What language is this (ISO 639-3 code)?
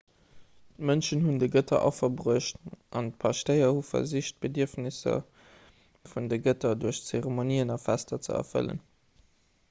ltz